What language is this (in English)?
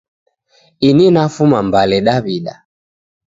Taita